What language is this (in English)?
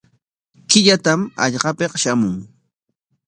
Corongo Ancash Quechua